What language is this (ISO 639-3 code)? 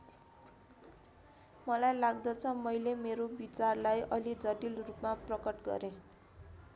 nep